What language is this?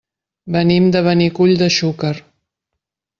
Catalan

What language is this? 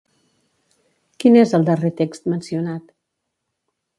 Catalan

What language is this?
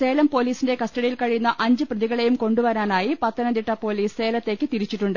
Malayalam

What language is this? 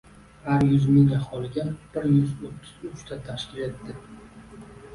Uzbek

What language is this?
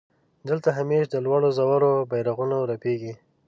Pashto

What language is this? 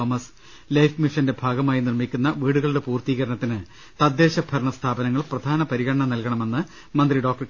Malayalam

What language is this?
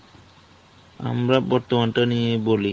Bangla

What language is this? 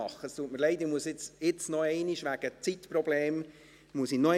Swiss German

